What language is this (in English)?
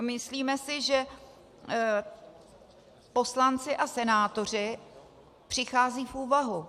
Czech